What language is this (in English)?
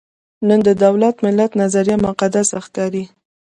Pashto